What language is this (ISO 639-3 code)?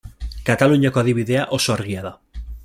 eus